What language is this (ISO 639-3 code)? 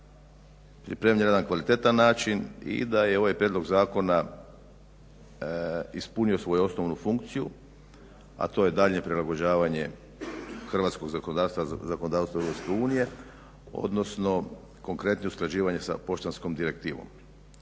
hrv